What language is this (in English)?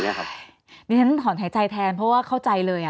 Thai